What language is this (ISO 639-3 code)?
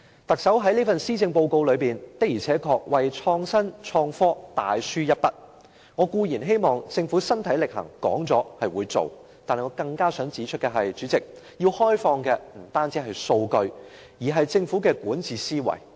yue